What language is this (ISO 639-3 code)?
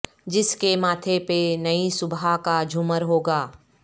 urd